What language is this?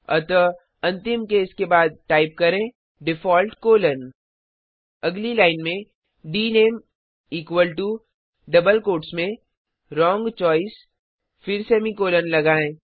Hindi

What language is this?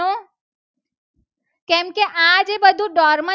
Gujarati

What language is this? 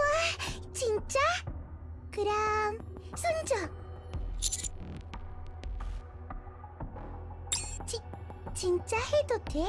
Korean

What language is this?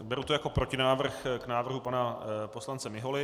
Czech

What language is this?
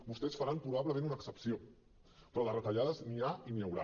Catalan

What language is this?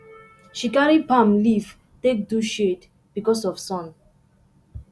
Nigerian Pidgin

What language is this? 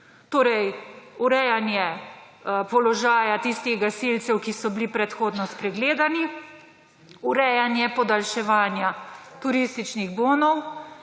Slovenian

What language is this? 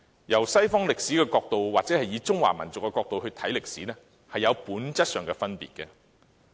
Cantonese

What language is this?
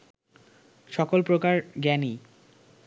Bangla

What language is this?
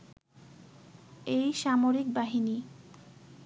Bangla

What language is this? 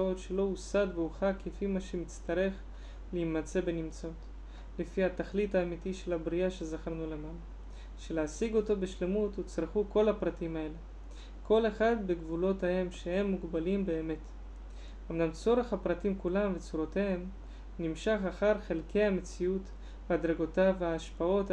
Hebrew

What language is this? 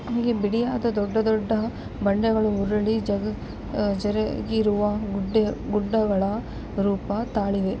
Kannada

